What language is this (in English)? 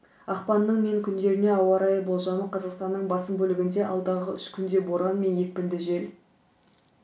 Kazakh